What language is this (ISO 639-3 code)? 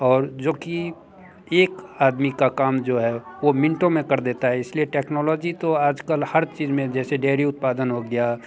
hin